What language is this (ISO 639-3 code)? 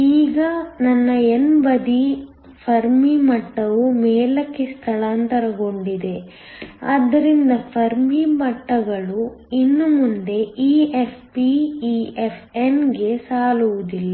kan